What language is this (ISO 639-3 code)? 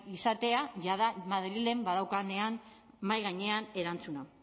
eus